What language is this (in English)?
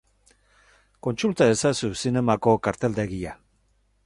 Basque